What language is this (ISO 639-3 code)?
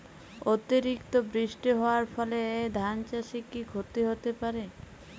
ben